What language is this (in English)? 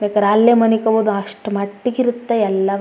Kannada